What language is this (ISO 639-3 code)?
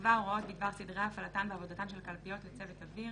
heb